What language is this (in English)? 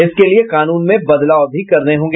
Hindi